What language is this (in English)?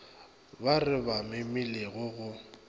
Northern Sotho